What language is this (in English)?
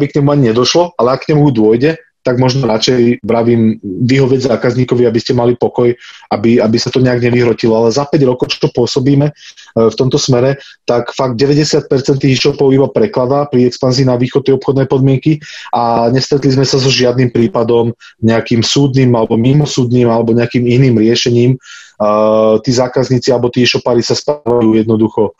Slovak